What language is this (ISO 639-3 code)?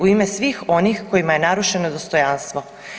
hrv